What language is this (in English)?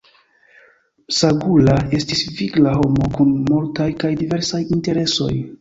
Esperanto